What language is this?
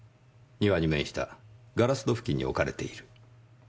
Japanese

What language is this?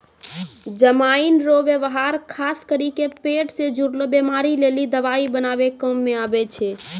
Maithili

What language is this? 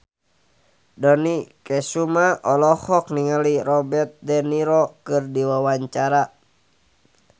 Sundanese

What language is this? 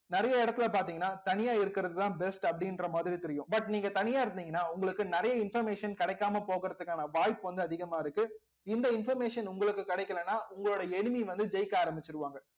Tamil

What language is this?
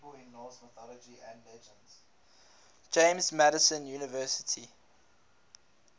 English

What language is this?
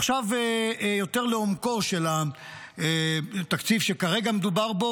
Hebrew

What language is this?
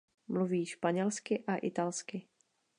Czech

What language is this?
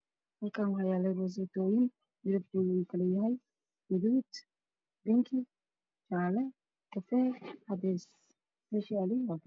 Somali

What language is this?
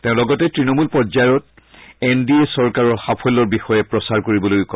Assamese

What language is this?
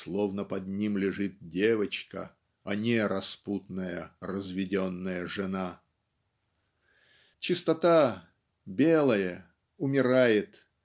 Russian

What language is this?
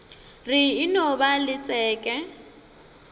Northern Sotho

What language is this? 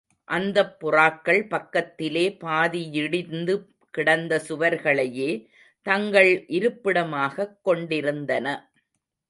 Tamil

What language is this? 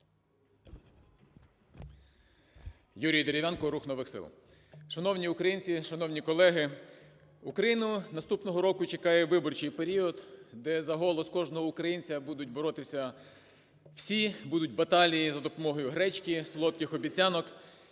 Ukrainian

